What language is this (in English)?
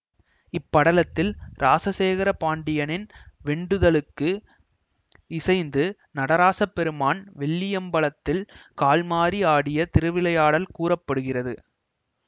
Tamil